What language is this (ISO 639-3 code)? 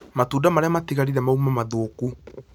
kik